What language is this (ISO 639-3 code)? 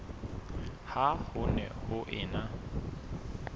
sot